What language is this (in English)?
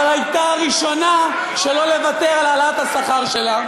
Hebrew